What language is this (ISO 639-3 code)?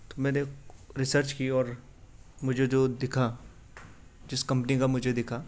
urd